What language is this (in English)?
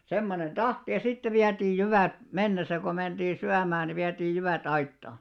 Finnish